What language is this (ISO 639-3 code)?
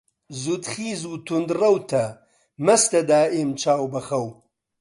ckb